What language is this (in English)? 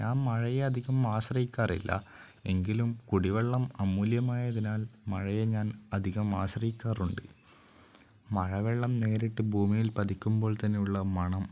Malayalam